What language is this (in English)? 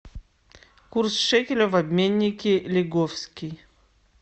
Russian